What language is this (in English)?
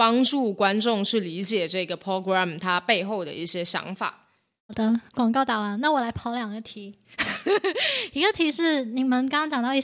Chinese